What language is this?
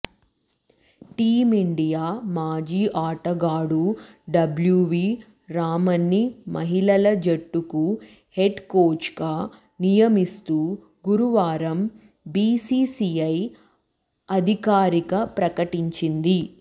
Telugu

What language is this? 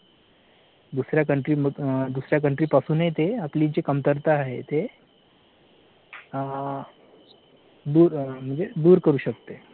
Marathi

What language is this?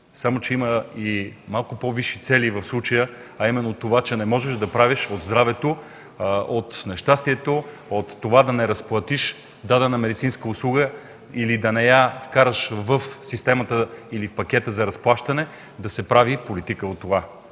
Bulgarian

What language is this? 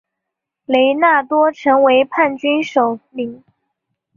Chinese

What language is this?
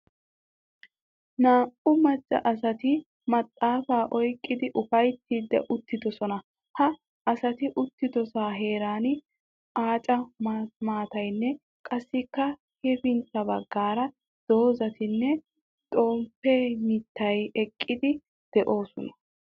Wolaytta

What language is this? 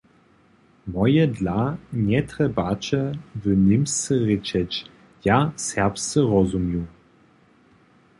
Upper Sorbian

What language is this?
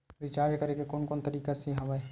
Chhattisgarhi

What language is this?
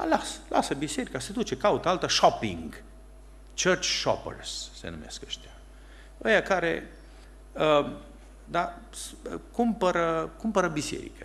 Romanian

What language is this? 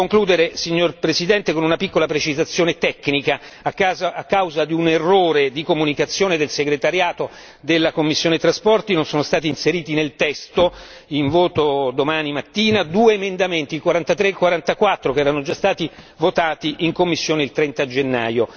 Italian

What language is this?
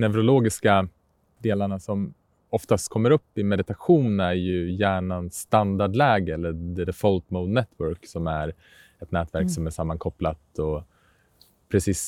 Swedish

